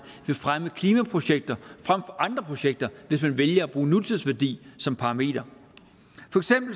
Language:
Danish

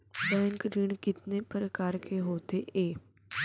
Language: Chhattisgarhi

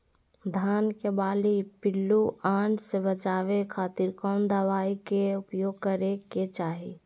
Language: Magahi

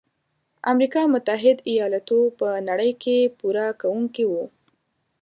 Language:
Pashto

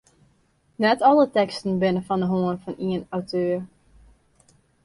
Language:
Western Frisian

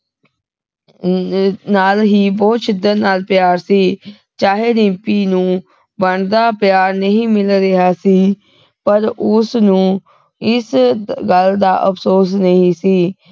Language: Punjabi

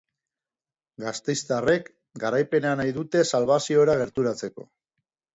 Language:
Basque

